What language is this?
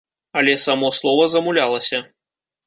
Belarusian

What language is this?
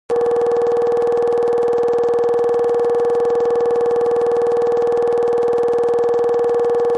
Kabardian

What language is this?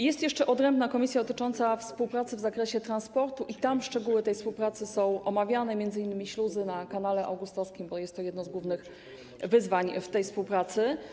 Polish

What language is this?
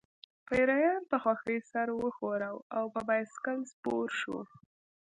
Pashto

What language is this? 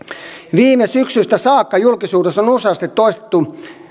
Finnish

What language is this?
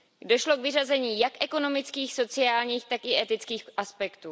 Czech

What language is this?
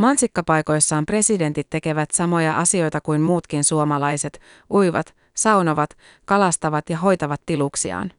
Finnish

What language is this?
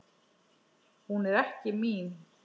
Icelandic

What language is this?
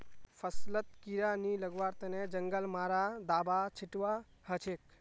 Magahi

